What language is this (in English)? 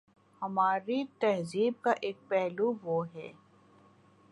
Urdu